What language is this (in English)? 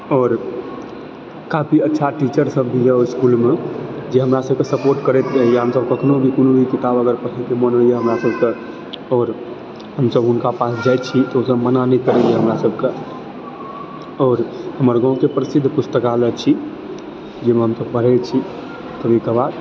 Maithili